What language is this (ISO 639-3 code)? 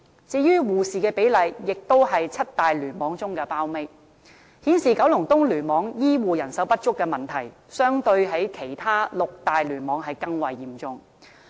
yue